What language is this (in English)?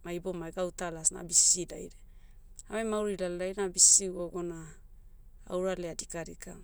Motu